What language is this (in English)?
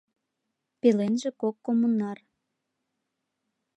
Mari